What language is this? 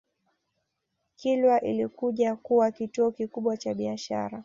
Swahili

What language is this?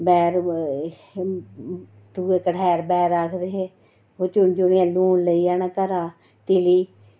Dogri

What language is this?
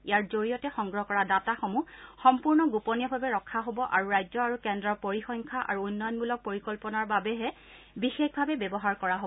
Assamese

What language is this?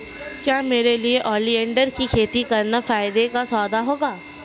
Hindi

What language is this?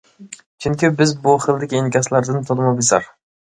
Uyghur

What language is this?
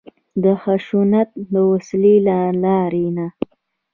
Pashto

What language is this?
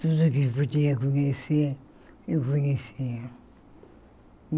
Portuguese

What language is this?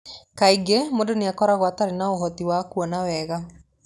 Kikuyu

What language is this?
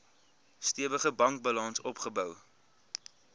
Afrikaans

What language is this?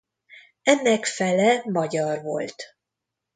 Hungarian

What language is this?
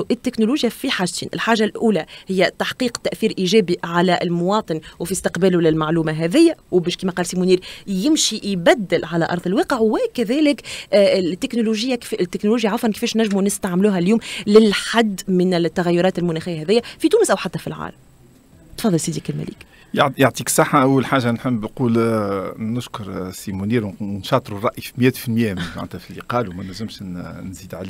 Arabic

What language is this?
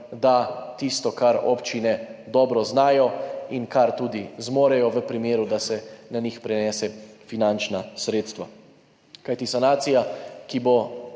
Slovenian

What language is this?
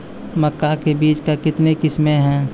Maithili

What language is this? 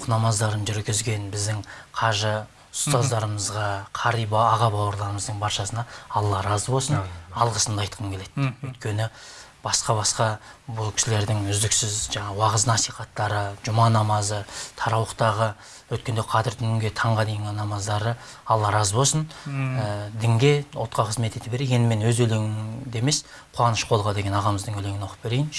Turkish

